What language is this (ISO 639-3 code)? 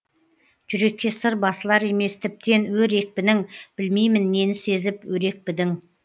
kaz